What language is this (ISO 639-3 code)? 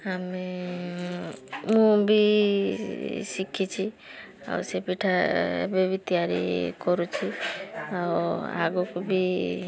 ori